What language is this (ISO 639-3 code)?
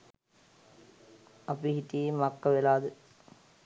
sin